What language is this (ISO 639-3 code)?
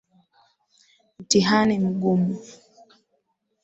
swa